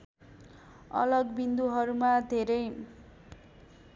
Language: Nepali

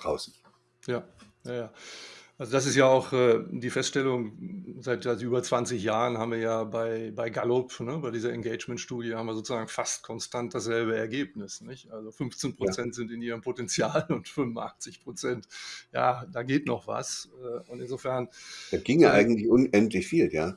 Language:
German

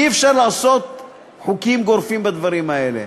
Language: Hebrew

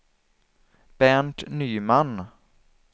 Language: Swedish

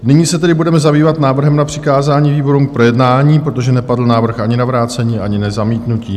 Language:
Czech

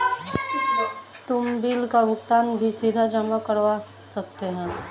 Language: Hindi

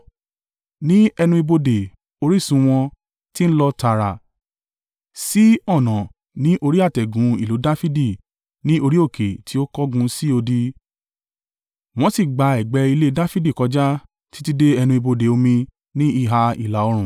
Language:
Yoruba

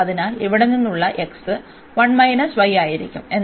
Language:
Malayalam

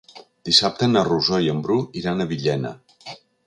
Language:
Catalan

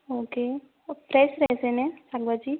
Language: Gujarati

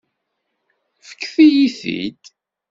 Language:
Kabyle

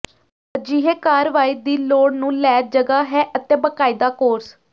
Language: Punjabi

